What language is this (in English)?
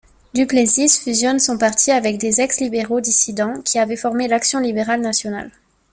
French